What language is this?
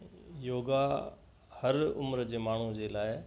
Sindhi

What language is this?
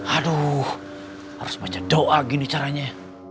Indonesian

